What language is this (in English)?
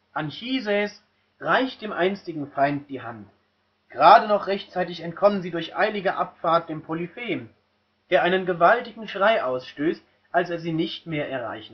German